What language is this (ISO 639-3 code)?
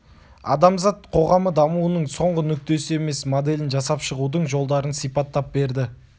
kaz